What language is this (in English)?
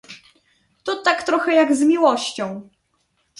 Polish